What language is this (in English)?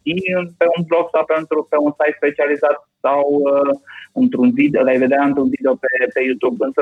Romanian